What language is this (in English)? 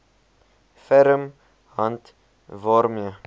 Afrikaans